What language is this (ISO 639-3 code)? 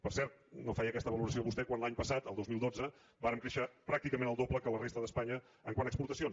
cat